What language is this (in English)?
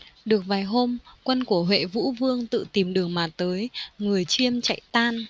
Vietnamese